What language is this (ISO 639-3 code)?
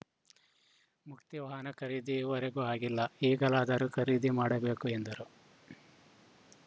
kan